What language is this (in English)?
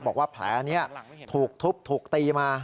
Thai